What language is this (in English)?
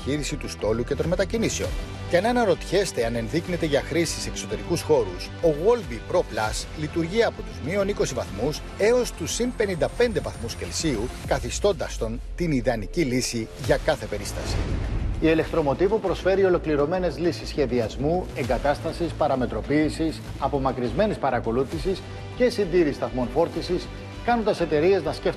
Greek